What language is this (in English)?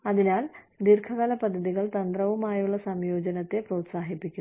Malayalam